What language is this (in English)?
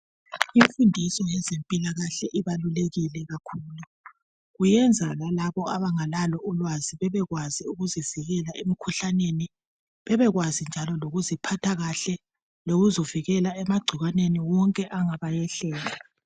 North Ndebele